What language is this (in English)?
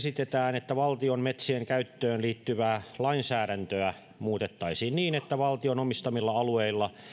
Finnish